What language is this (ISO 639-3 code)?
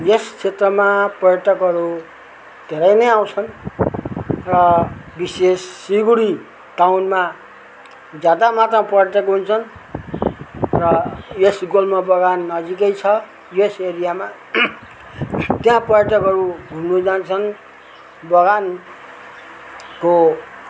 nep